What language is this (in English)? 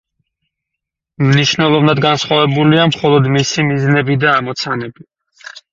Georgian